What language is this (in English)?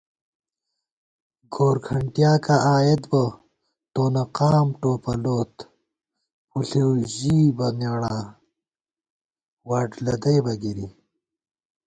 Gawar-Bati